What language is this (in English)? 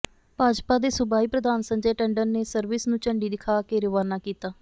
Punjabi